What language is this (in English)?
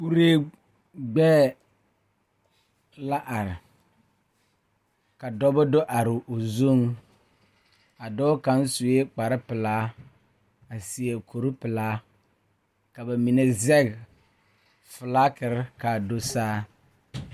Southern Dagaare